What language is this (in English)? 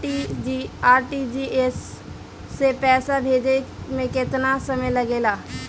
Bhojpuri